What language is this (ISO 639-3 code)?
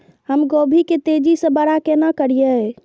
mai